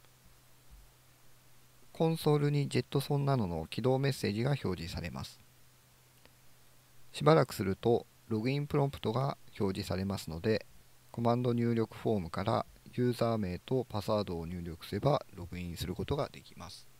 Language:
Japanese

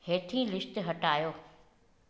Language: Sindhi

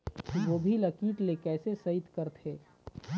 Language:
Chhattisgarhi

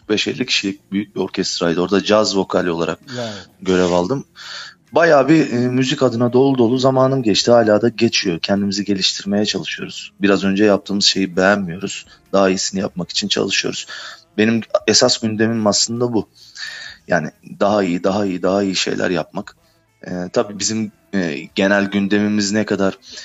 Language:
Turkish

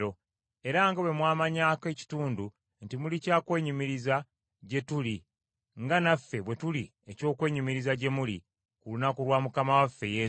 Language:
Ganda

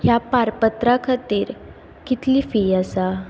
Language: Konkani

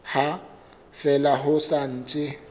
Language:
Southern Sotho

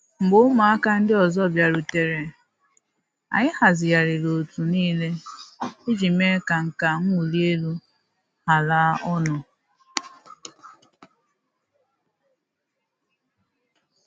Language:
Igbo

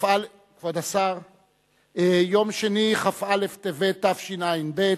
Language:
Hebrew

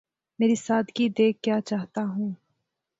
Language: Urdu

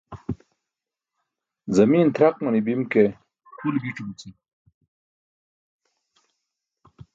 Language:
Burushaski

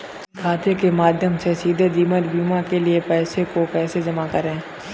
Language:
Hindi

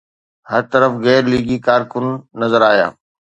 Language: Sindhi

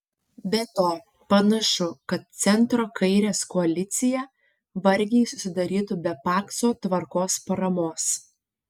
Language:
Lithuanian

